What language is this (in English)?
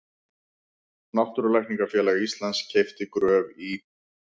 Icelandic